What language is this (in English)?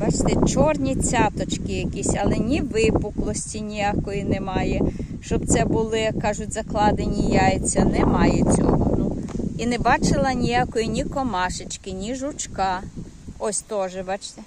Ukrainian